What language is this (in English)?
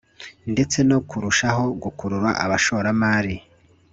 Kinyarwanda